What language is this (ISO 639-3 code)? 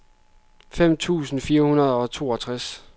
dan